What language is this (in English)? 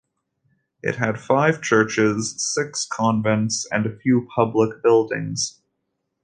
English